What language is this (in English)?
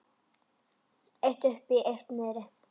Icelandic